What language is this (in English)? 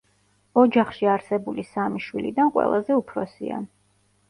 Georgian